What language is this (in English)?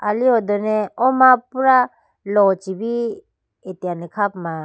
Idu-Mishmi